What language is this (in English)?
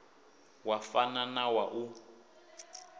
Venda